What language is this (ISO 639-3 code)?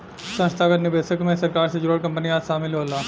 bho